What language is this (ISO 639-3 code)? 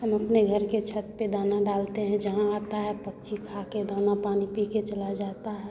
hin